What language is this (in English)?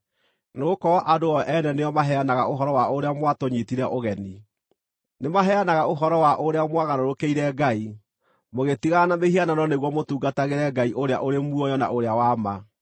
Kikuyu